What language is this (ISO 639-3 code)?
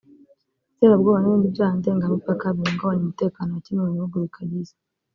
kin